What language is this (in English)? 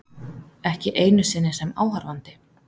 Icelandic